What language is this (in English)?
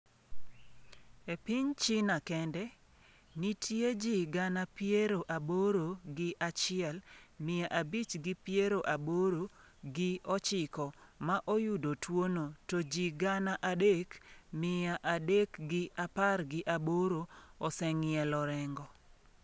Luo (Kenya and Tanzania)